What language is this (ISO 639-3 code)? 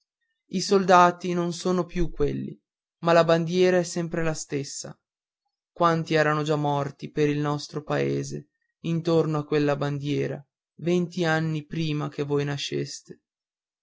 ita